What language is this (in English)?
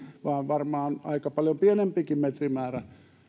Finnish